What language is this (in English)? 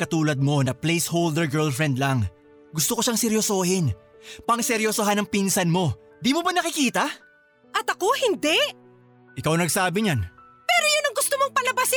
Filipino